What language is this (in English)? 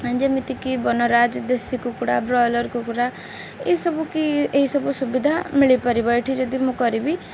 Odia